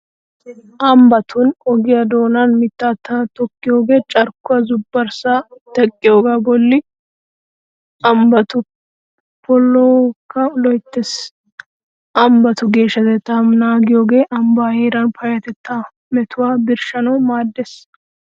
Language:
Wolaytta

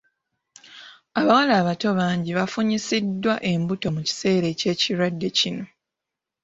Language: Ganda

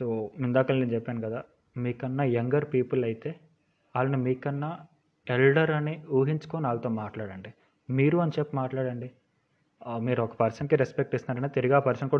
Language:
Telugu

